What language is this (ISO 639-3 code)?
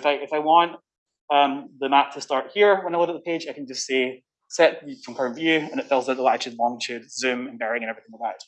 eng